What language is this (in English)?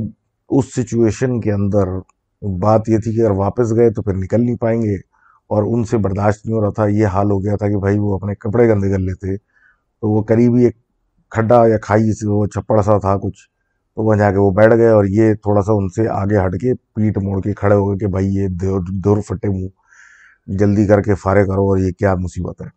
Urdu